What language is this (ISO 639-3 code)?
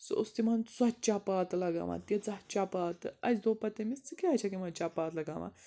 kas